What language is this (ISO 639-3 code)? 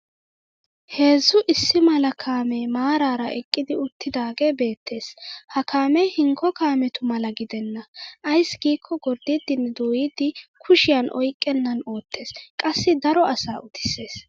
wal